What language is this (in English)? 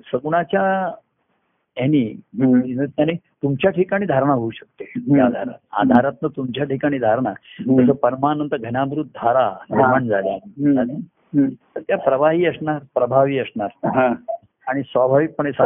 Marathi